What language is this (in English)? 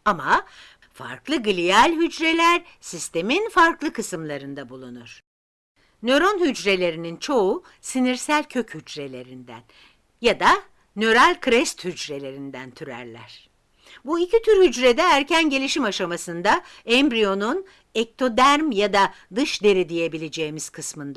Turkish